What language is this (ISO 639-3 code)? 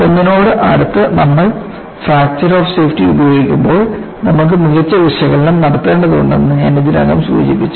mal